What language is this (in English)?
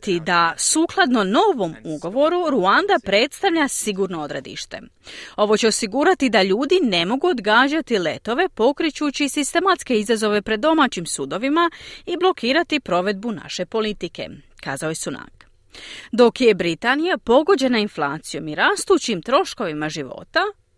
Croatian